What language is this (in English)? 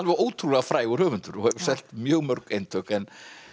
Icelandic